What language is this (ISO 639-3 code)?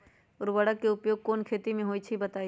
mag